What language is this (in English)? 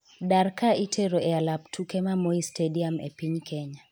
Luo (Kenya and Tanzania)